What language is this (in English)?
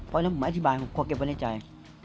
Thai